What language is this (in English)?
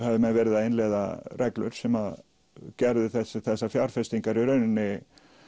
Icelandic